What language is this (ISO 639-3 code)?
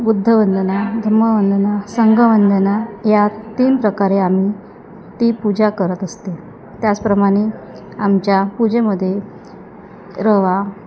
mar